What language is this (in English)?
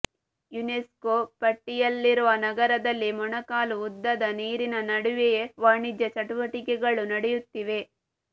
Kannada